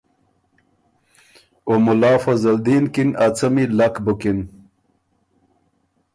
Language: Ormuri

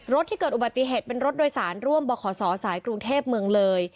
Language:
Thai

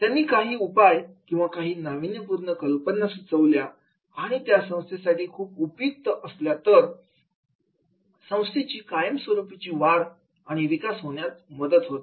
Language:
Marathi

